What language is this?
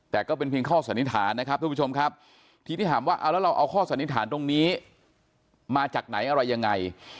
Thai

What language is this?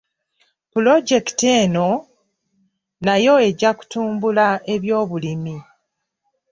Ganda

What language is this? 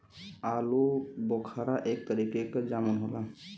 Bhojpuri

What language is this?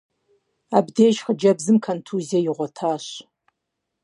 Kabardian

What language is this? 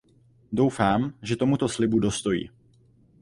Czech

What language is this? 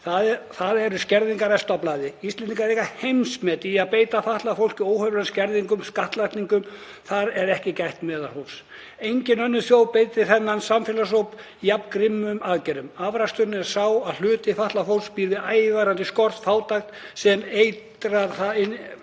Icelandic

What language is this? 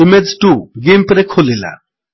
Odia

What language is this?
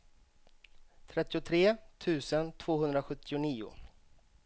Swedish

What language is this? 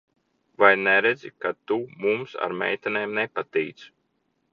Latvian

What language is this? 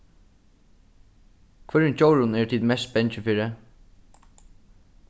Faroese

